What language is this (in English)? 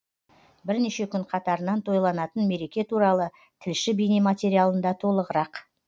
Kazakh